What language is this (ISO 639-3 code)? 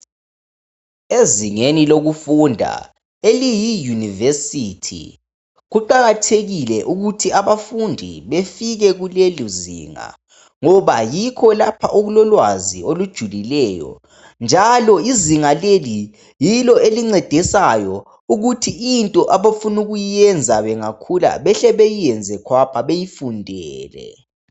nde